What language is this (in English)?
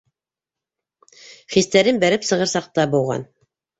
Bashkir